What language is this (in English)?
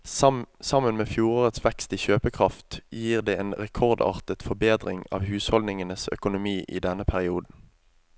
Norwegian